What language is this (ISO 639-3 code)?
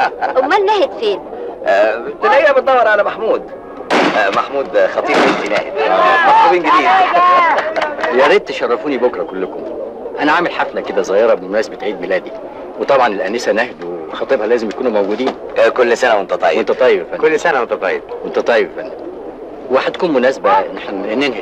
ara